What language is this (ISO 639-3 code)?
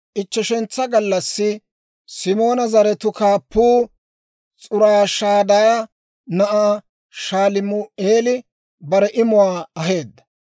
dwr